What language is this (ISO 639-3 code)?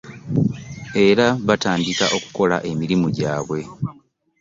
lug